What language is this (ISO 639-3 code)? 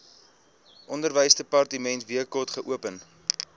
afr